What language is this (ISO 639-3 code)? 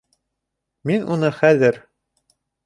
bak